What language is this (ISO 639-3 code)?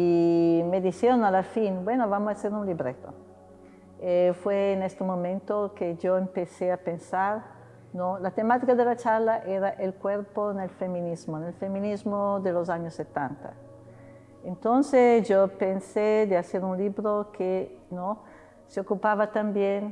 spa